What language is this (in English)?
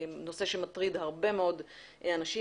Hebrew